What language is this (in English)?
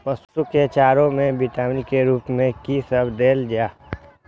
Maithili